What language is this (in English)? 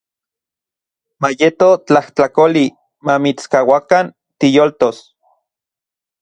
Central Puebla Nahuatl